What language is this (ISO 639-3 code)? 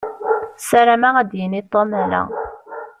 kab